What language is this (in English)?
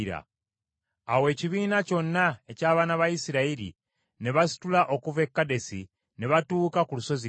Ganda